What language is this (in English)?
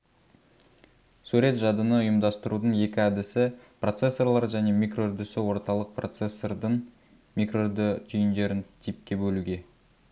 Kazakh